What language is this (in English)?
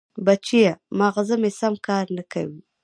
Pashto